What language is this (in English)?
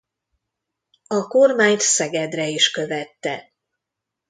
Hungarian